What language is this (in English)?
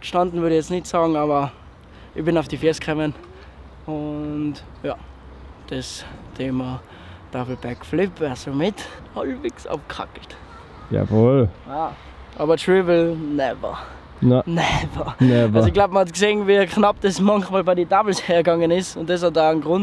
German